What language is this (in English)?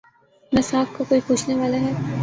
Urdu